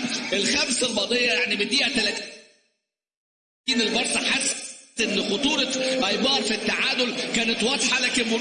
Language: Arabic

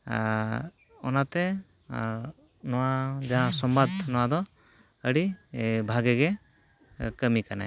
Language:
Santali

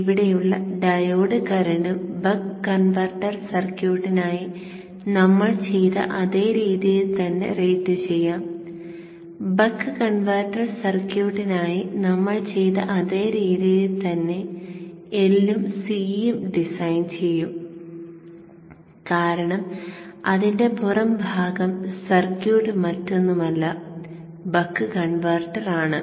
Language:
Malayalam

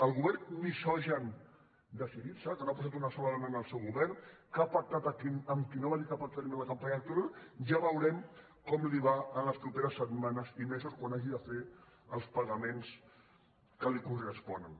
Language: Catalan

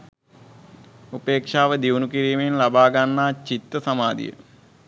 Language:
Sinhala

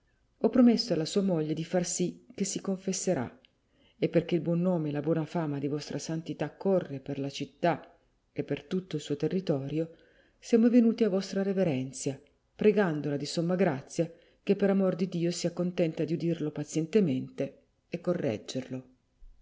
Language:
Italian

